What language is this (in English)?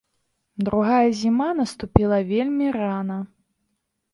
Belarusian